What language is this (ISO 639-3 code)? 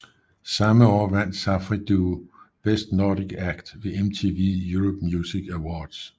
dan